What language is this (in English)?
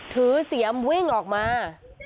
Thai